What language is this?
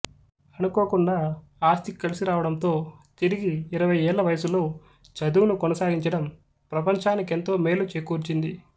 Telugu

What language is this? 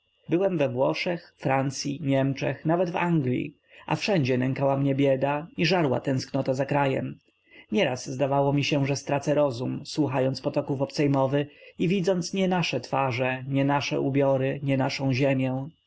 Polish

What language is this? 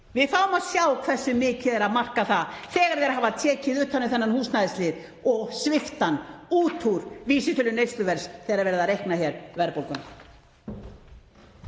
Icelandic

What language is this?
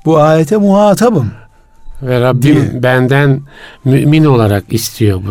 Turkish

